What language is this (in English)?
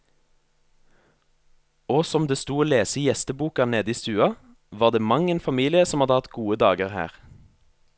Norwegian